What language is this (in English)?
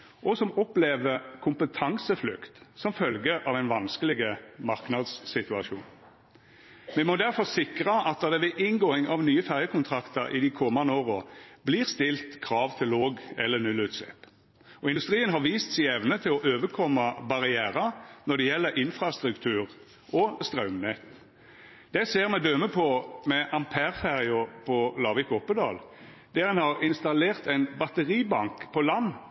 Norwegian Nynorsk